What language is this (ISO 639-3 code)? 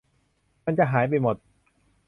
tha